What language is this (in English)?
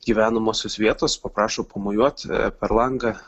Lithuanian